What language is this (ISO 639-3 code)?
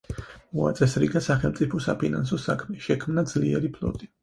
kat